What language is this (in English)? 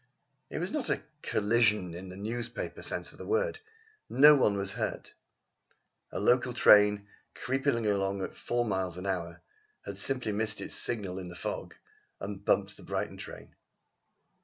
English